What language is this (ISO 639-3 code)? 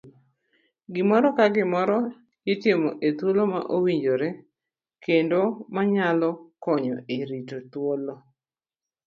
luo